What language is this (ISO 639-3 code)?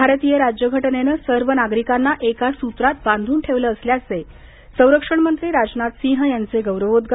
mar